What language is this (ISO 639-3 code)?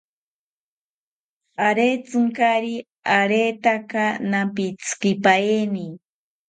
cpy